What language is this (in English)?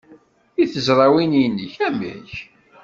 Kabyle